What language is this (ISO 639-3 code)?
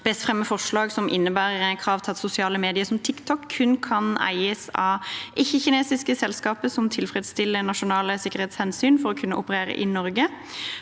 nor